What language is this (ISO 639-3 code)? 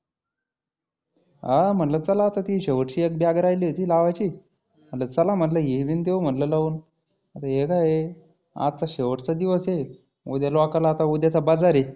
mar